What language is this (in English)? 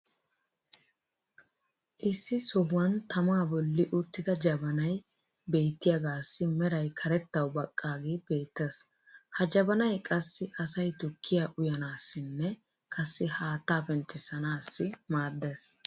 Wolaytta